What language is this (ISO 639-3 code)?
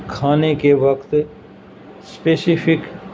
urd